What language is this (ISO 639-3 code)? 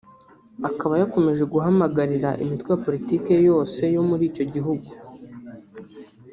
kin